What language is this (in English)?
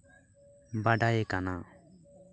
Santali